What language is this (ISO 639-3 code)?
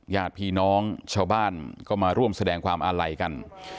tha